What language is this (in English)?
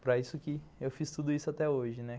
Portuguese